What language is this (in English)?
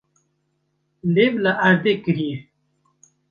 Kurdish